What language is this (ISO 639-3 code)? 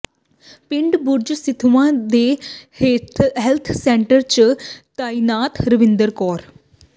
pan